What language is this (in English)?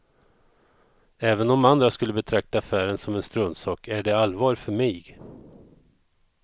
Swedish